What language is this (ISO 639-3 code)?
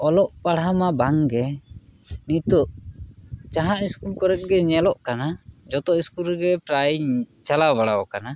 sat